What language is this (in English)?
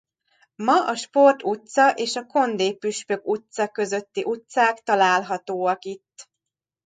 Hungarian